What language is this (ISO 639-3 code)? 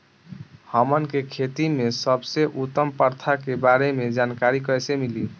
bho